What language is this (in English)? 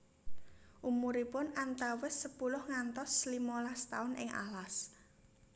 Javanese